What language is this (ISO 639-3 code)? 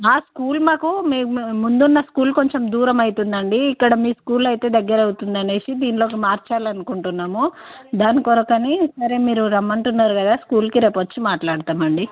tel